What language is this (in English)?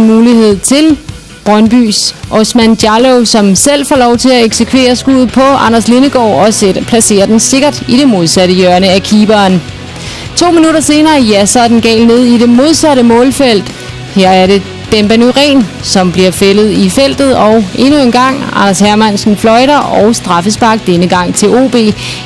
Danish